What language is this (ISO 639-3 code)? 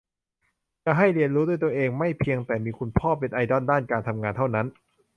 tha